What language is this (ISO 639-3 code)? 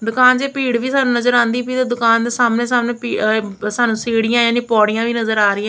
pan